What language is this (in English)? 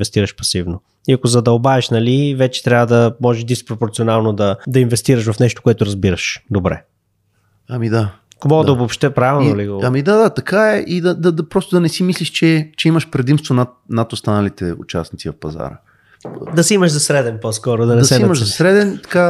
Bulgarian